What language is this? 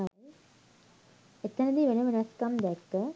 Sinhala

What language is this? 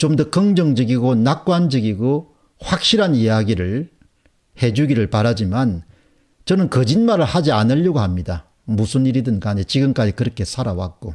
Korean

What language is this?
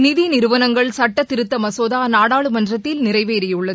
Tamil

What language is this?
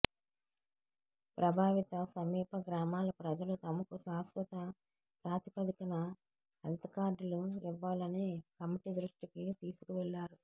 Telugu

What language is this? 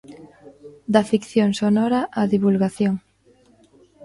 Galician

